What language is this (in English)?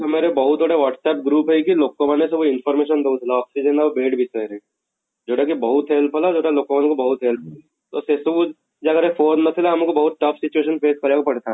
Odia